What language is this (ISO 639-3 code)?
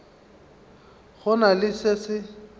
nso